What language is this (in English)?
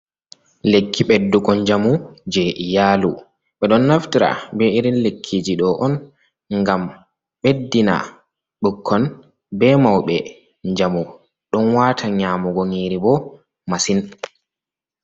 Fula